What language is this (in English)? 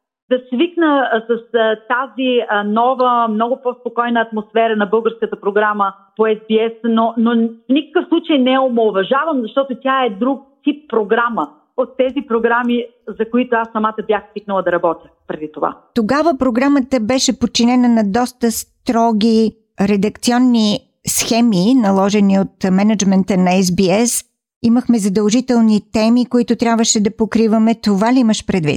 Bulgarian